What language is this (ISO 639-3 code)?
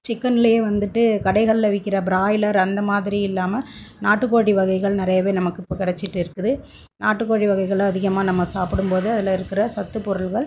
tam